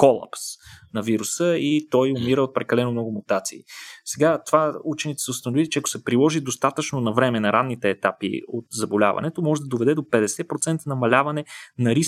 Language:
Bulgarian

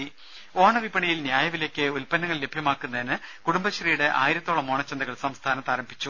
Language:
Malayalam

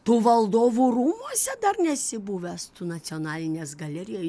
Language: Lithuanian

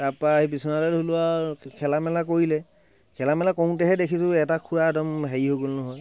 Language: Assamese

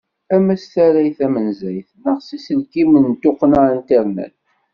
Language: Kabyle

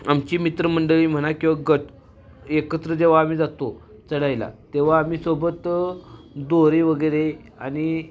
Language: Marathi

